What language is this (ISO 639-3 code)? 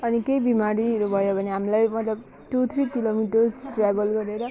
nep